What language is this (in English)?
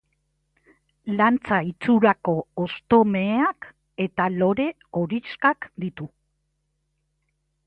Basque